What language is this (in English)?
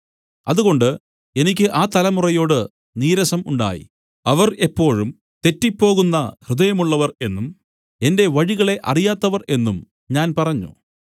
Malayalam